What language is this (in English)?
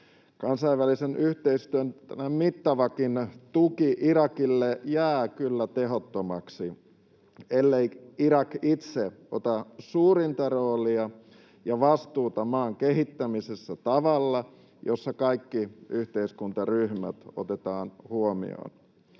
Finnish